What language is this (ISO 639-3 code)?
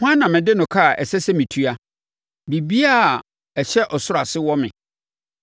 aka